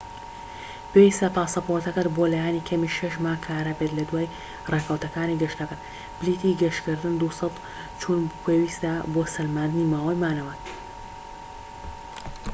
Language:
Central Kurdish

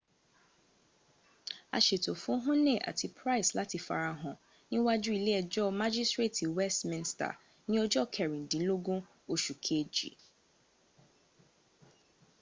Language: Yoruba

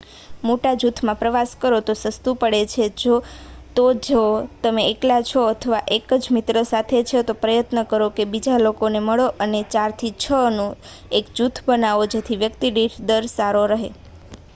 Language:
Gujarati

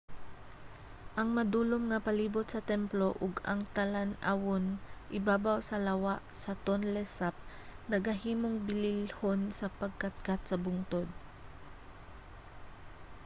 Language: Cebuano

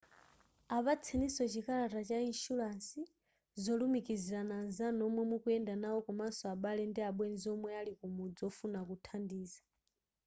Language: Nyanja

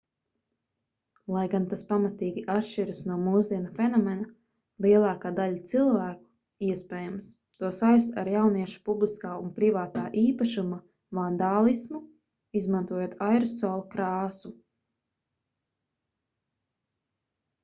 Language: Latvian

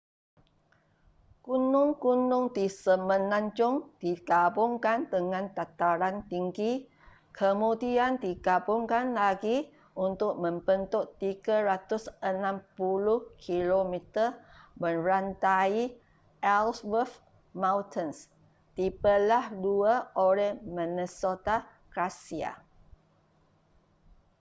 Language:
Malay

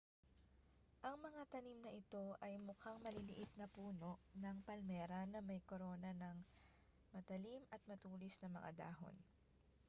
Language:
Filipino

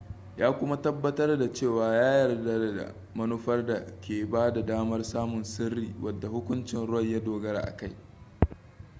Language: Hausa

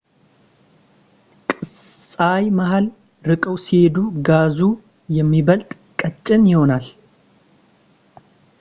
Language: Amharic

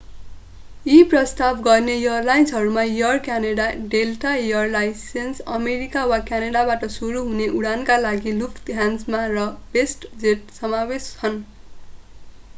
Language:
Nepali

